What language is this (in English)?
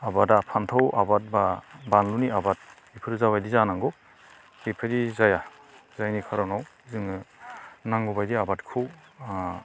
Bodo